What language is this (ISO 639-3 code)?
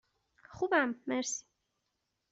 fas